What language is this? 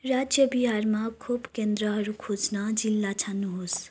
Nepali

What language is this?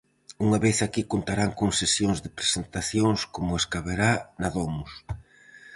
Galician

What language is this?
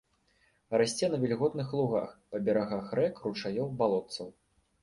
Belarusian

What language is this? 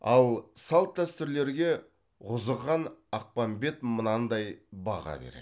Kazakh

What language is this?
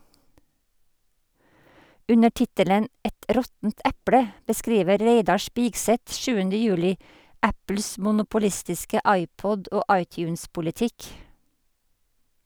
Norwegian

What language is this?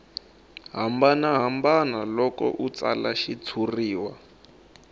Tsonga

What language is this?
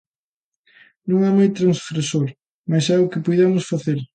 Galician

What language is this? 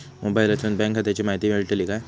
Marathi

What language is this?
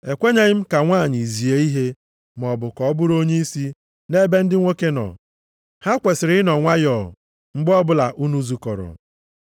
Igbo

